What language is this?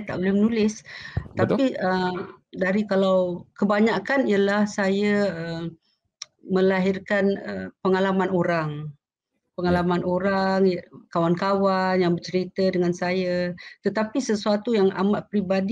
Malay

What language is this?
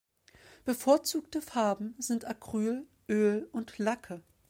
German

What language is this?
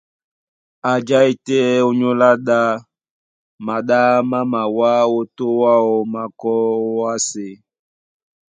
Duala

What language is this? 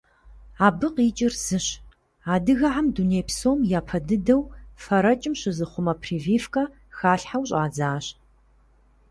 Kabardian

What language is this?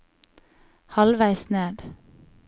Norwegian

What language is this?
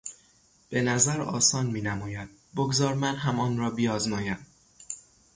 Persian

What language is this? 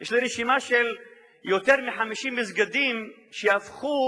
Hebrew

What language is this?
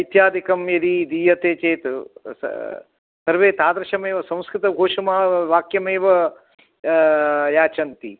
Sanskrit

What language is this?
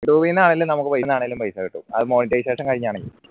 Malayalam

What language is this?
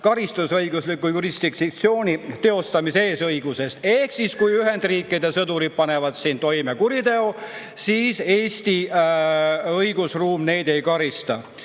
Estonian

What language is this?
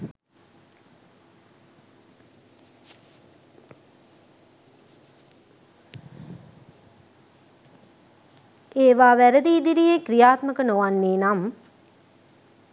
Sinhala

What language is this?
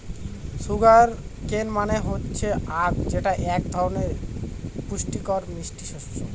Bangla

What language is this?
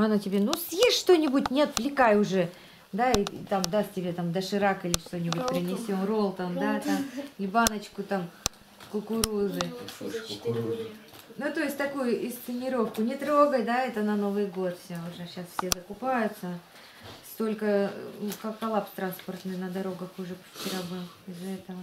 Russian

